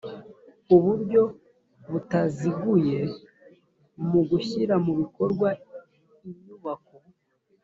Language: Kinyarwanda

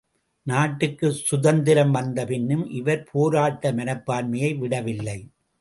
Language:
Tamil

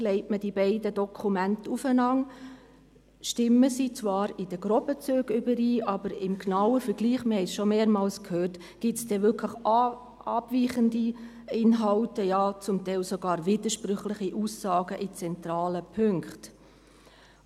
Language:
Swiss German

